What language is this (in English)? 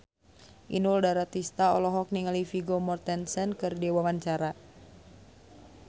Sundanese